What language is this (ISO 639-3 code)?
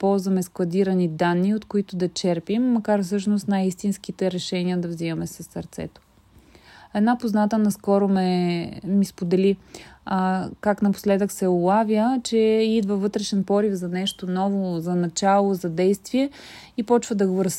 bul